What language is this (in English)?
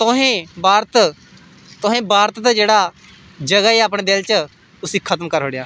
Dogri